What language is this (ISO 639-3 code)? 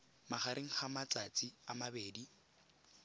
tsn